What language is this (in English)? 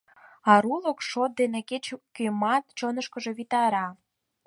Mari